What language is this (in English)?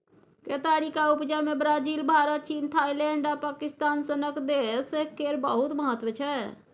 Maithili